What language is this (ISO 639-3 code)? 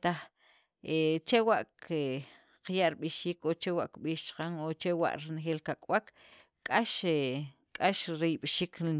quv